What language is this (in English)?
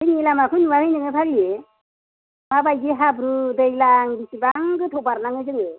Bodo